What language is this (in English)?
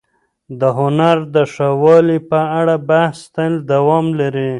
Pashto